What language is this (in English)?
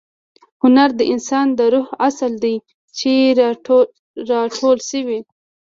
Pashto